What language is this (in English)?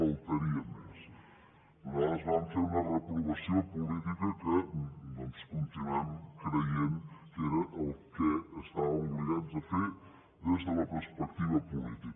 Catalan